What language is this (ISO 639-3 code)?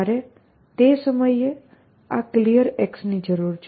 guj